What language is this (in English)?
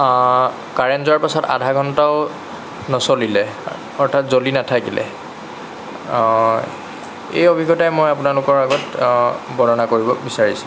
Assamese